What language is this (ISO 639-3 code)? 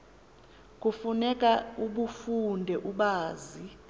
xho